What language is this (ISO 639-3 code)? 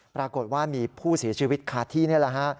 tha